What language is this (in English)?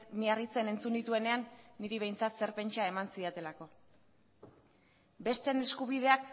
Basque